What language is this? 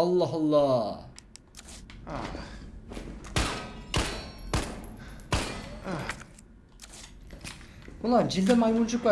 Turkish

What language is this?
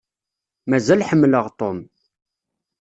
Kabyle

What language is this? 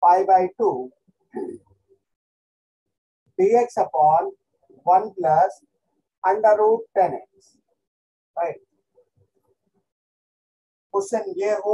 Hindi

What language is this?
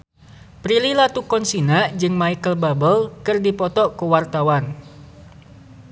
Sundanese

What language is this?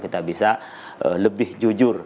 Indonesian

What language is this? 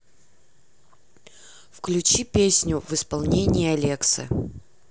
Russian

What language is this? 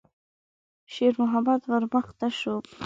Pashto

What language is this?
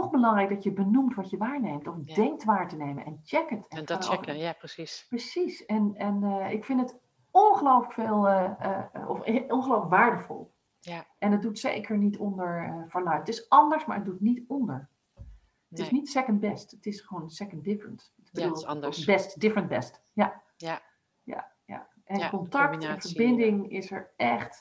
Dutch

